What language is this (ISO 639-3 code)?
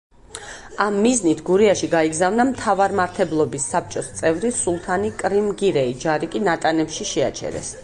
kat